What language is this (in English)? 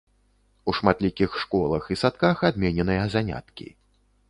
Belarusian